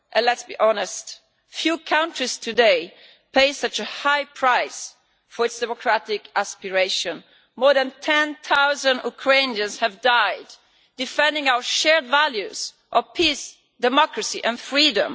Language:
English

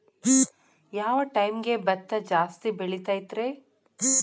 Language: Kannada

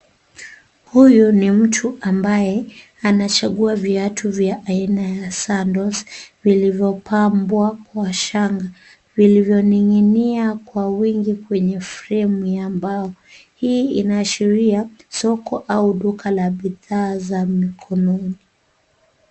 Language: Swahili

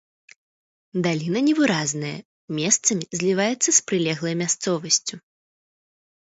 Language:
Belarusian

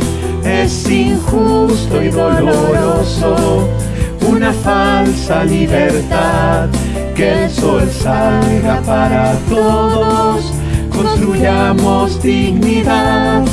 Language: Spanish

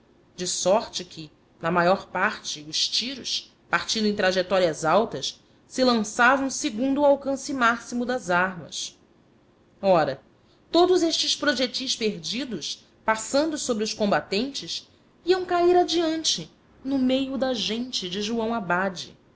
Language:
Portuguese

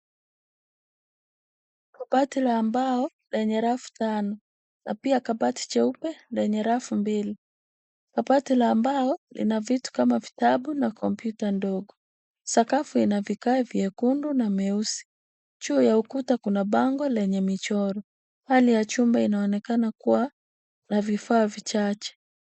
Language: Swahili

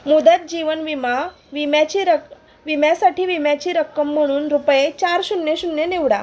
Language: Marathi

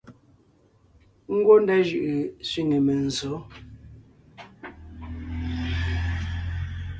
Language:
Ngiemboon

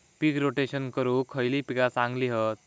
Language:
Marathi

